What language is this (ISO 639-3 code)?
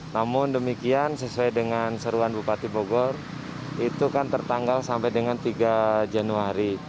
ind